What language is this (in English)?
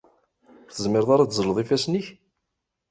Kabyle